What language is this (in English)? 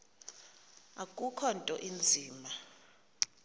Xhosa